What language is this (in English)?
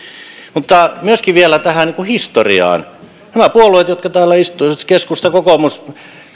Finnish